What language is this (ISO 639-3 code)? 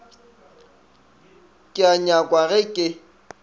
nso